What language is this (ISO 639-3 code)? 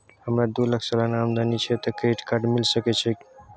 mai